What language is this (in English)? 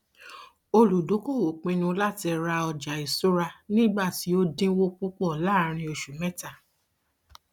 Yoruba